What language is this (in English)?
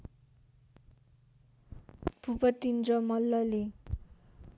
Nepali